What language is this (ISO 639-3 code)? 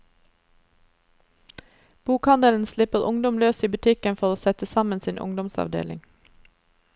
nor